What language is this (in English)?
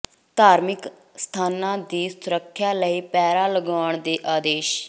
Punjabi